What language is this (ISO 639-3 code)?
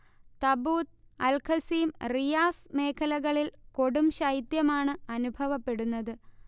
mal